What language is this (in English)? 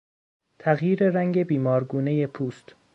Persian